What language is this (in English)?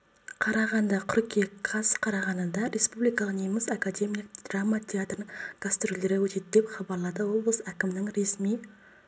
Kazakh